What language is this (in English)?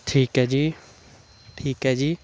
Punjabi